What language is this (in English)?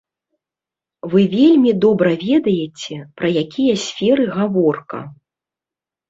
Belarusian